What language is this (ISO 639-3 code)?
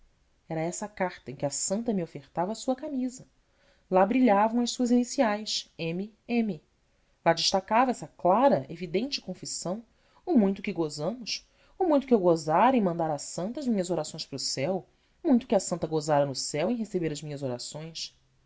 por